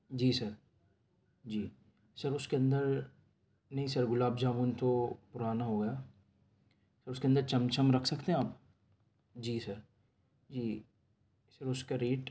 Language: Urdu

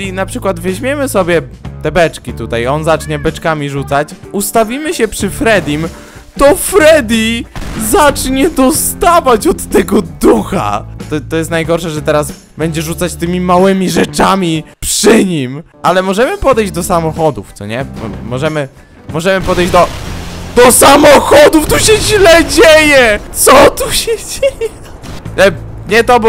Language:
Polish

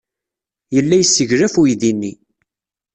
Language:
Kabyle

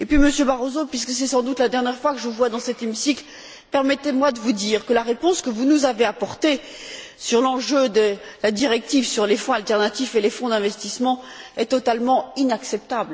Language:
French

